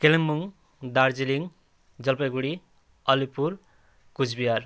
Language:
Nepali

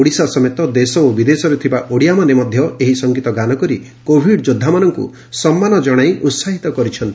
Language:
Odia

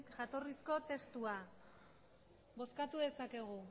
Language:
Basque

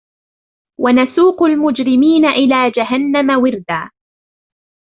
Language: Arabic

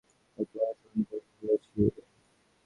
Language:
Bangla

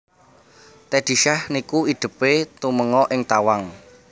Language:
Javanese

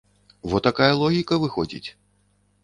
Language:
Belarusian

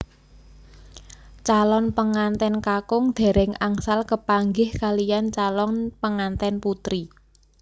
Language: Javanese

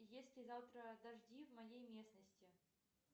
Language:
Russian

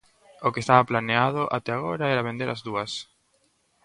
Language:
Galician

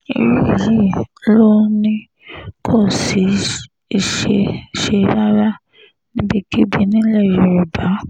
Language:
Yoruba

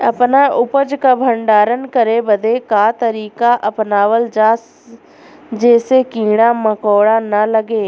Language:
Bhojpuri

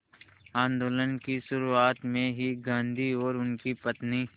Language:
Hindi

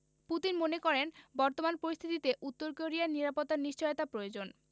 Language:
Bangla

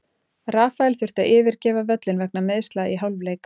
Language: Icelandic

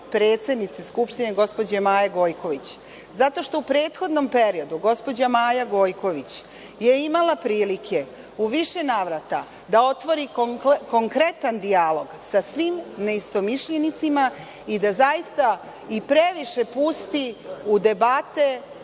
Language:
Serbian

